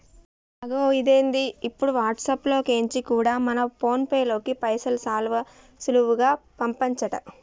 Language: Telugu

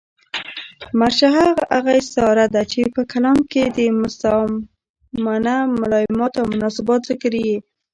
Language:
Pashto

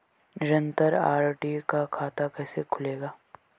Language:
Hindi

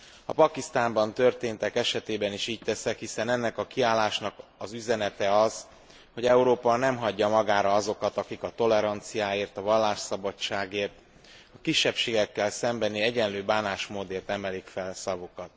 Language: Hungarian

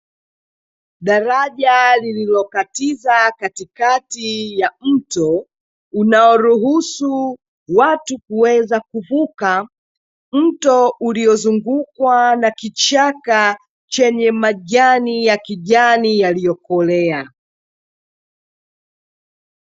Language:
Swahili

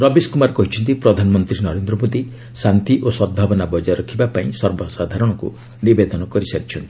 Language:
Odia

